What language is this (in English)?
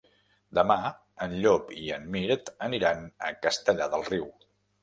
Catalan